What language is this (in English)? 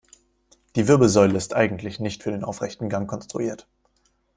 German